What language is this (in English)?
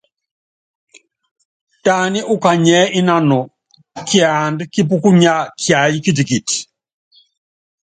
Yangben